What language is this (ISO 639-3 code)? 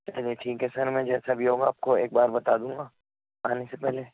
urd